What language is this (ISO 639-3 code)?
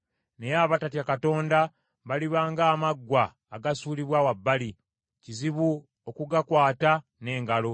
lug